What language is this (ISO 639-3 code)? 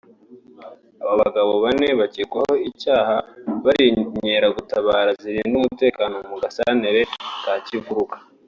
kin